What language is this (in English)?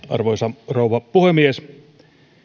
Finnish